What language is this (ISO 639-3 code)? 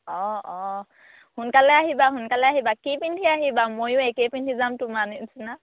asm